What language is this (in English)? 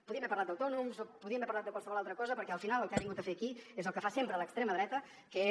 Catalan